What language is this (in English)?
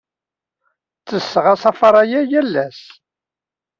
Kabyle